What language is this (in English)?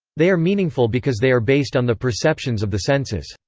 English